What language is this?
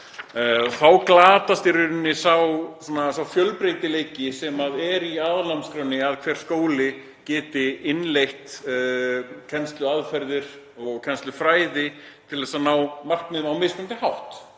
Icelandic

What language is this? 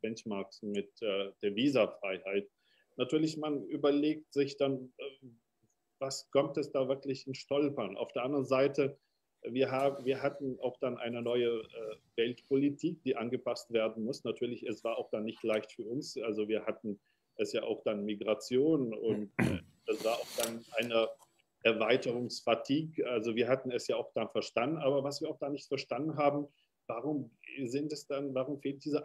German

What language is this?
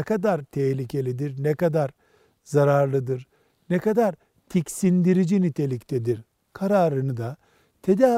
Turkish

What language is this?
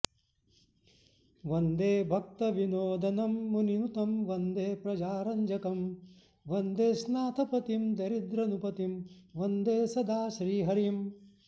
Sanskrit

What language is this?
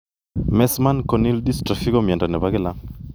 Kalenjin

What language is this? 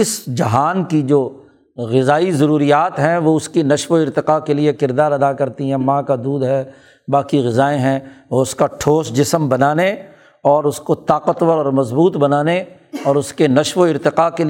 Urdu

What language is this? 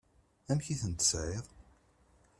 Kabyle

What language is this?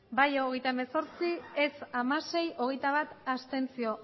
Basque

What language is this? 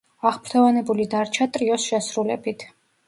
Georgian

